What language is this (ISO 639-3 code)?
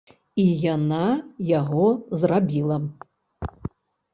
bel